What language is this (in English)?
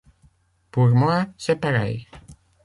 French